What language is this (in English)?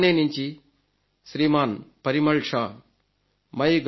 Telugu